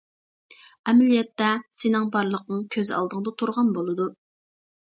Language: Uyghur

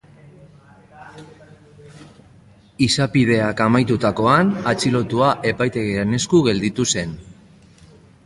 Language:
Basque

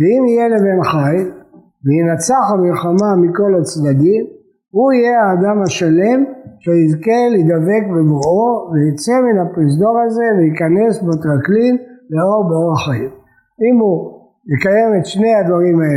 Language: Hebrew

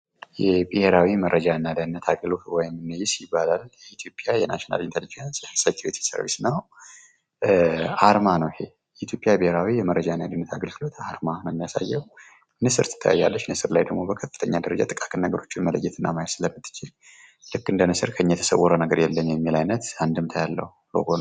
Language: Amharic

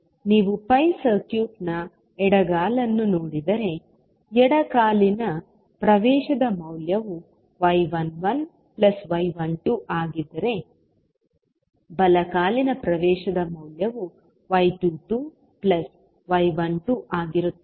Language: Kannada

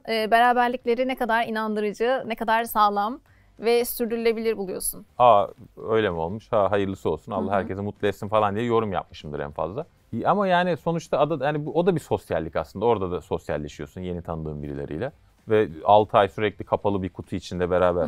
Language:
Turkish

